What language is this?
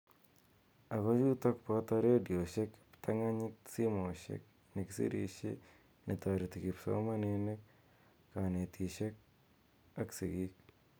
Kalenjin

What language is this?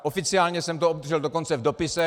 Czech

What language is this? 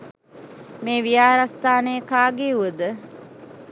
Sinhala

